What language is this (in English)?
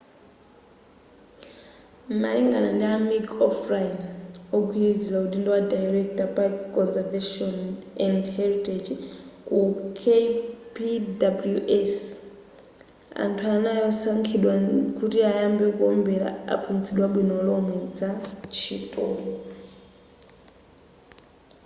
Nyanja